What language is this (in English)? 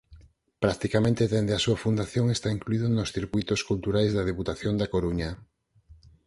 Galician